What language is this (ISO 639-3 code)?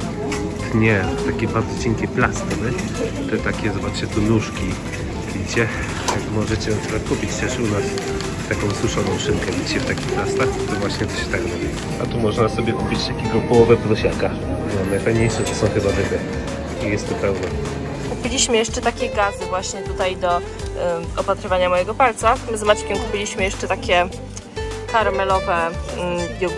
pol